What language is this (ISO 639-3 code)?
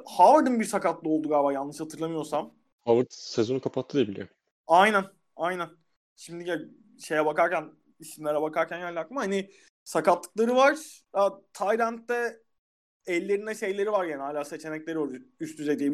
tur